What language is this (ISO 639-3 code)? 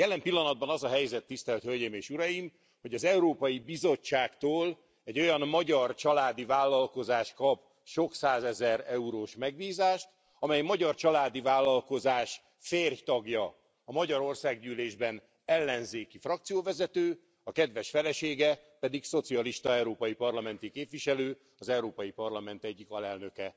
hun